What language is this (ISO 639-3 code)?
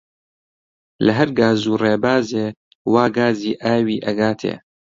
ckb